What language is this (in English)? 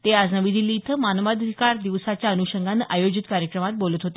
Marathi